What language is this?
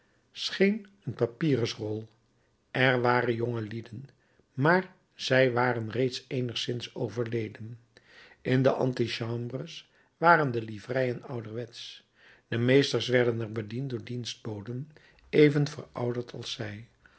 Dutch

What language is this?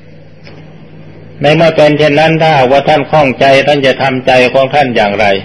Thai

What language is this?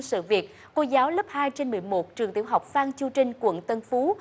Vietnamese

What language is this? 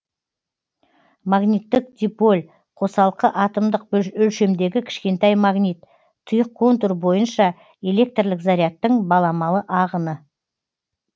Kazakh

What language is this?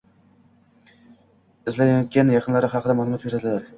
Uzbek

